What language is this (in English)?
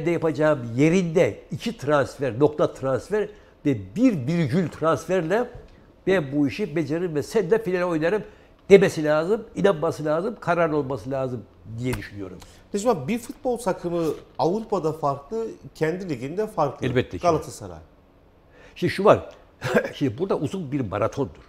Turkish